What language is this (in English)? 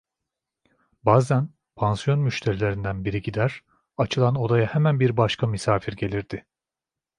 Turkish